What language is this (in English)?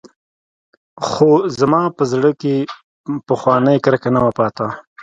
Pashto